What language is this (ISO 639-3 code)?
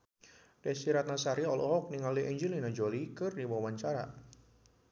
sun